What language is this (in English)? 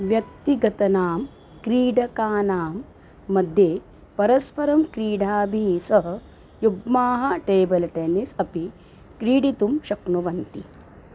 Sanskrit